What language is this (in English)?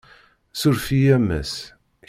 Kabyle